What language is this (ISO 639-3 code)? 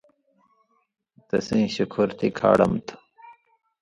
mvy